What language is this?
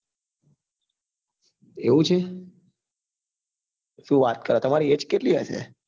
Gujarati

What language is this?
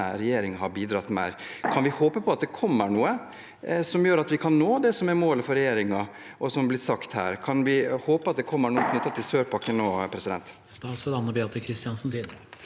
Norwegian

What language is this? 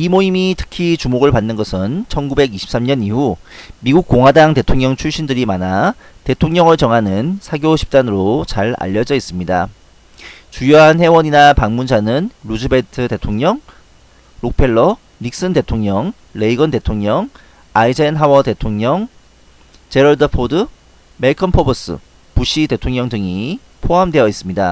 Korean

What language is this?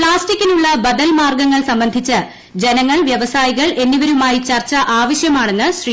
Malayalam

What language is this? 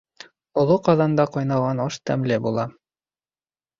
Bashkir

